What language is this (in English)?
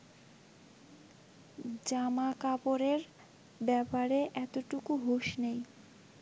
Bangla